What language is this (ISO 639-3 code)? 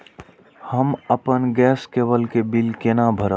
mai